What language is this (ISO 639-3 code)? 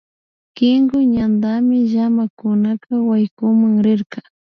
qvi